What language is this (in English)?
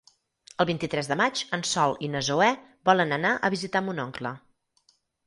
Catalan